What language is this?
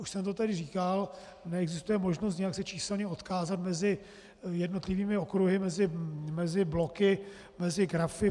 Czech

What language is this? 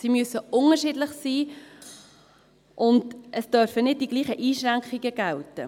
Swiss German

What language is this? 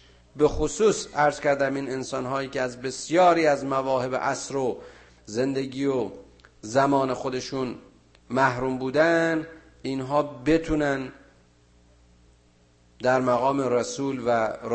Persian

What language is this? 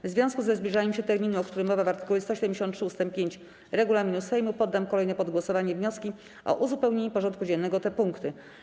Polish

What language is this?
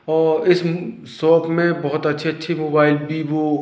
Hindi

